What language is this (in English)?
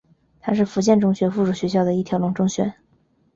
Chinese